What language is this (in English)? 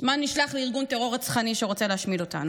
Hebrew